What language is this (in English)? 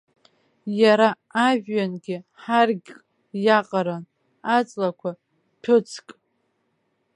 Abkhazian